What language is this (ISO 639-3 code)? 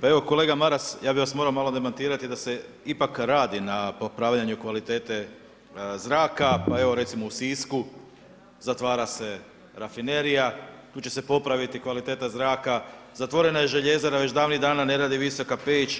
hrv